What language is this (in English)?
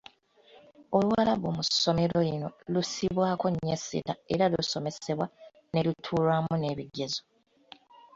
Ganda